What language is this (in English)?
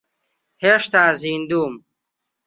Central Kurdish